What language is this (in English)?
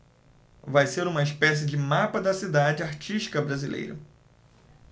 Portuguese